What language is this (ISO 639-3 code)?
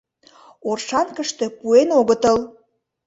chm